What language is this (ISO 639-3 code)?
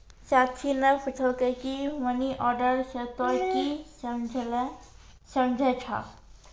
mai